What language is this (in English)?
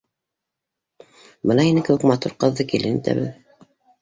Bashkir